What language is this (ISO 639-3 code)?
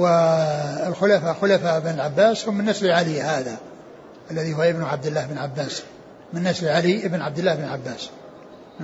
ara